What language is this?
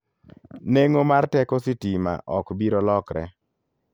Luo (Kenya and Tanzania)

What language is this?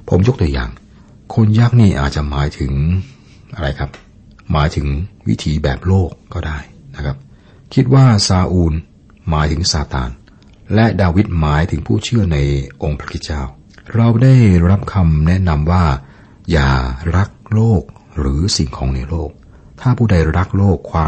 Thai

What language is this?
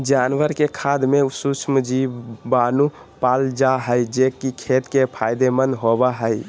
Magahi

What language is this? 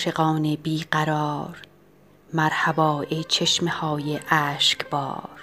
Persian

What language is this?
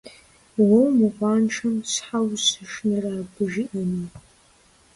Kabardian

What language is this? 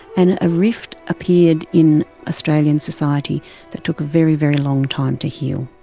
English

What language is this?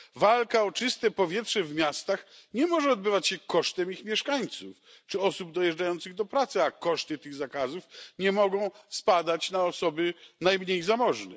Polish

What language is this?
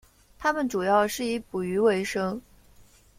Chinese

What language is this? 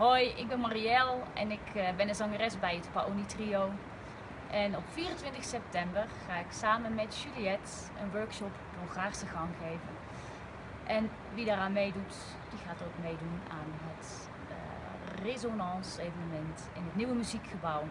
Dutch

